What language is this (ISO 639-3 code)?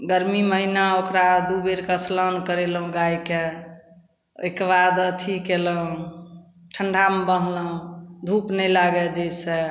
mai